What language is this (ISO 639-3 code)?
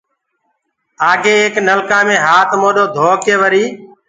ggg